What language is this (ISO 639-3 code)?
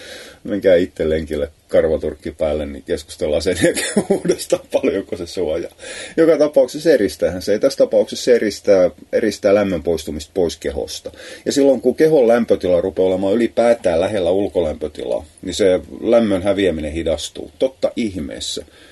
fin